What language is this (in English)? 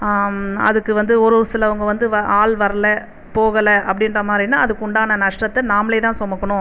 Tamil